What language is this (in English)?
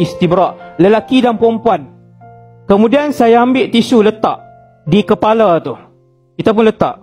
Malay